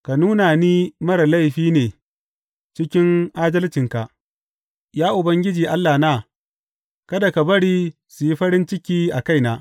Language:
Hausa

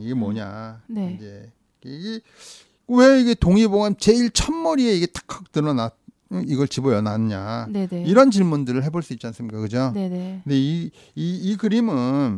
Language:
Korean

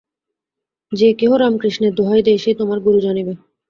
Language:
Bangla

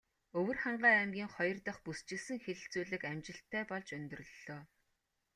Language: Mongolian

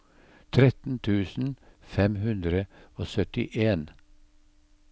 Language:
Norwegian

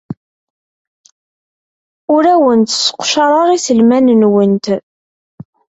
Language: Kabyle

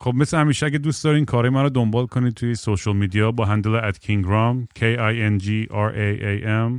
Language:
Persian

